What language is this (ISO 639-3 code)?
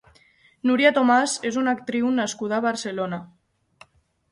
cat